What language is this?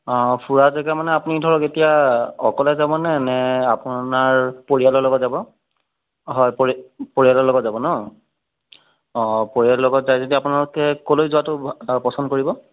Assamese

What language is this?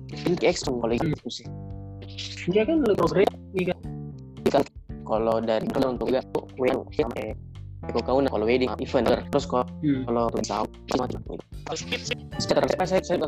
Indonesian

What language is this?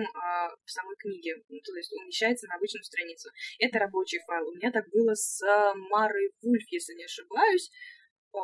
Russian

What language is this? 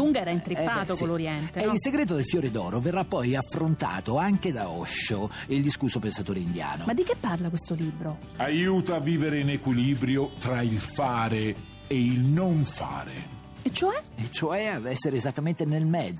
Italian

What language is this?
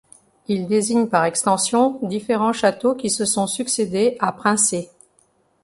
French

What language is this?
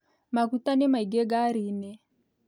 Kikuyu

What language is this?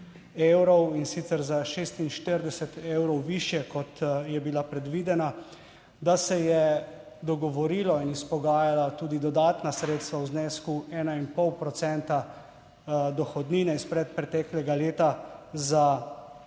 Slovenian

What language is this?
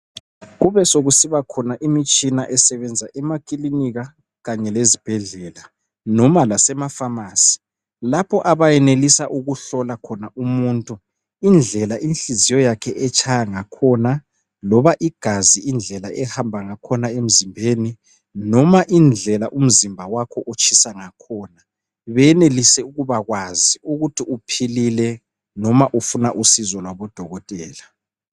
North Ndebele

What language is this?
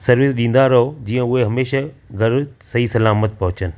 Sindhi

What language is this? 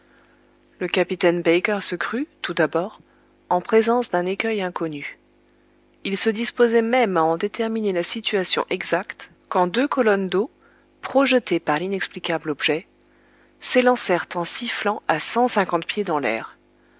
French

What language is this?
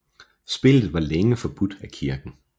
Danish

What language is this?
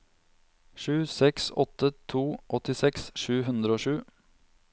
Norwegian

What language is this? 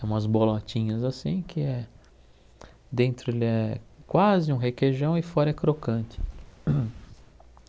Portuguese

